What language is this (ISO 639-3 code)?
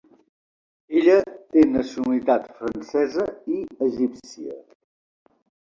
cat